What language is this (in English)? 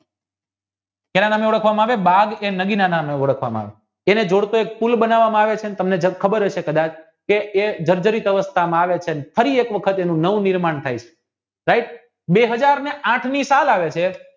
Gujarati